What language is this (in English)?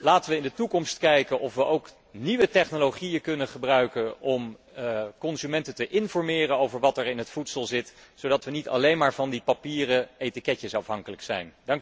Dutch